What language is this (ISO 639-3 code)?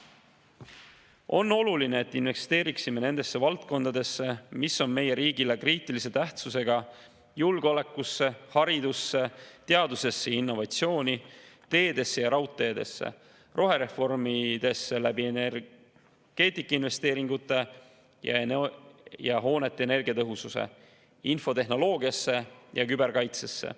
est